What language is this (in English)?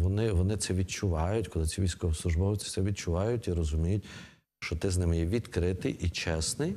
Ukrainian